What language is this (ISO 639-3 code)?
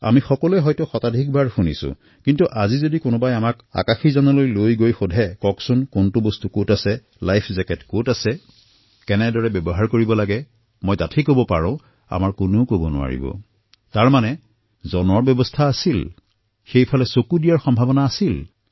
asm